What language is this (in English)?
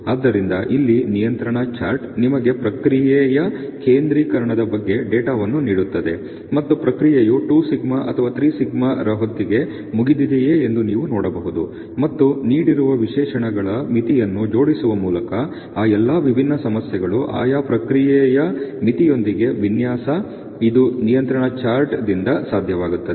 Kannada